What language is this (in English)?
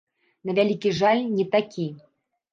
Belarusian